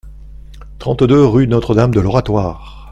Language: French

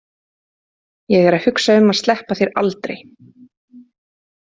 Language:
Icelandic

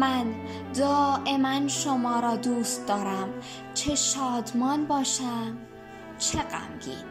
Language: Persian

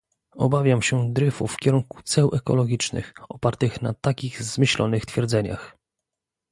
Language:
Polish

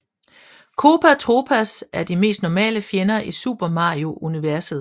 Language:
Danish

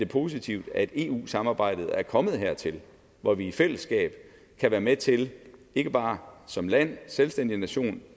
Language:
Danish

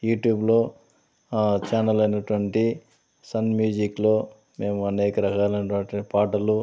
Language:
Telugu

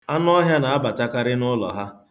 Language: Igbo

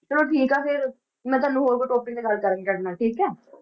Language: Punjabi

